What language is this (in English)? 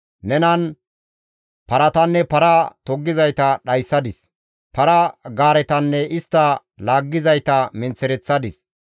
Gamo